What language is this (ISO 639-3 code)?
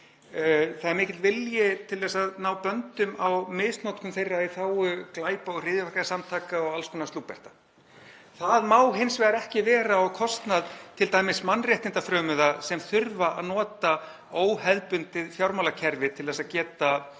isl